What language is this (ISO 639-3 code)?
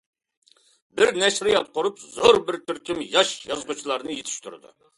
uig